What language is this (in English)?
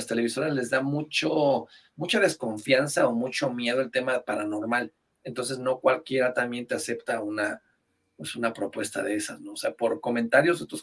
Spanish